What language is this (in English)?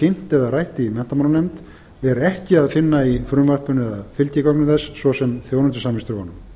Icelandic